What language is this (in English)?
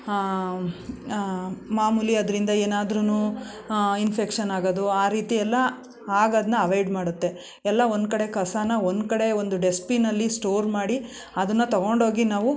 Kannada